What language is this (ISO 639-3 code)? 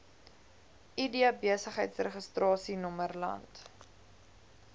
afr